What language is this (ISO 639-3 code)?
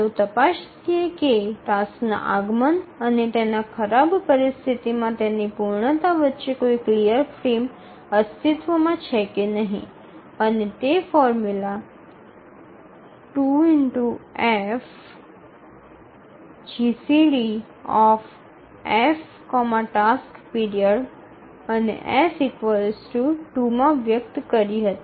guj